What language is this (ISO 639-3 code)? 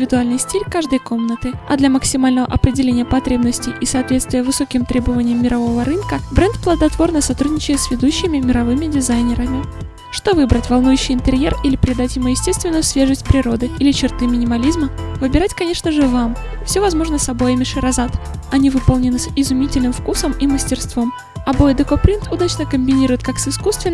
rus